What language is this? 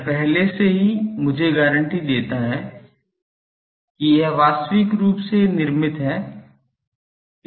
Hindi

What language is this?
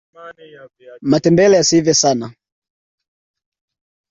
Swahili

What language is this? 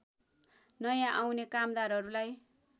Nepali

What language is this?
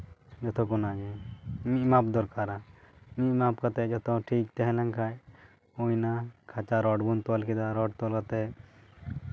Santali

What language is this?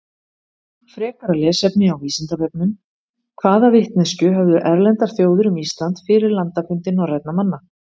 Icelandic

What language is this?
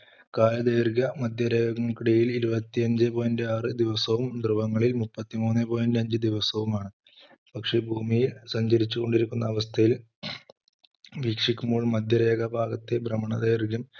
Malayalam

